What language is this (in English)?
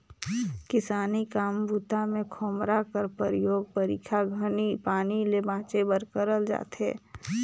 Chhattisgarhi